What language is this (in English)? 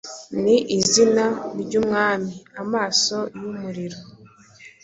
Kinyarwanda